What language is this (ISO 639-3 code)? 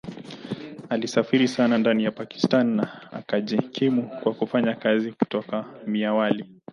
swa